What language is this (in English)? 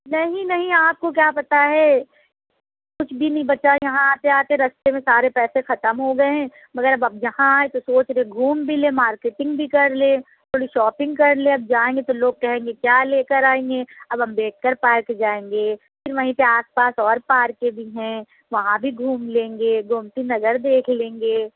Urdu